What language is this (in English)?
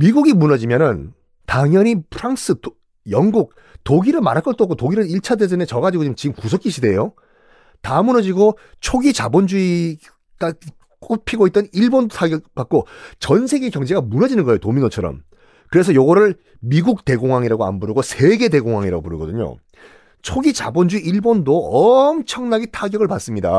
Korean